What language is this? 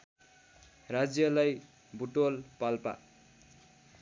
Nepali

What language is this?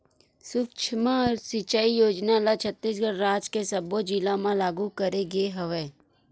Chhattisgarhi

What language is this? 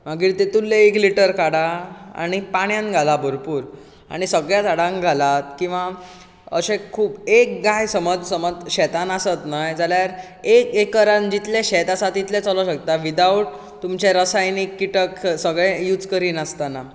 Konkani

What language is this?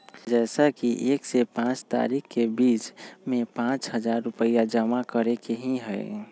Magahi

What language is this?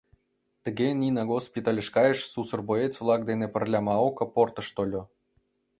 Mari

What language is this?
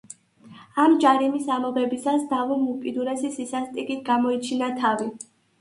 Georgian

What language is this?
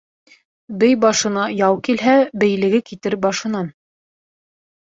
Bashkir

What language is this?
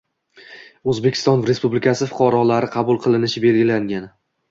Uzbek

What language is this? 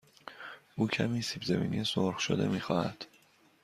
Persian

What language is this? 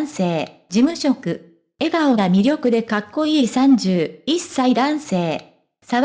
Japanese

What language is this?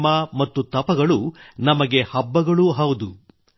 Kannada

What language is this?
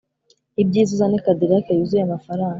Kinyarwanda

